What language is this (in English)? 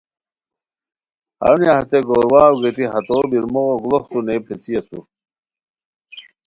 Khowar